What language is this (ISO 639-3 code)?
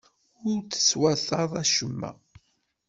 kab